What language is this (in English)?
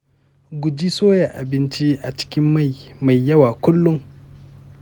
Hausa